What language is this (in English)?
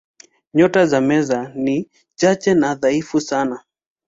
Swahili